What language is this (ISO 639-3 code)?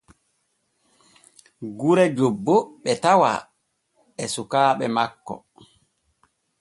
fue